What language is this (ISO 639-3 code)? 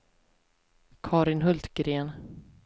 swe